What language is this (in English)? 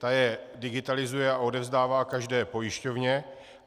Czech